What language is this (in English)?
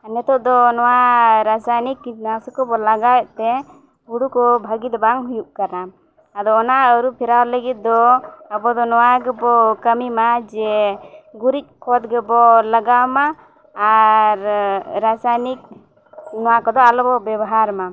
Santali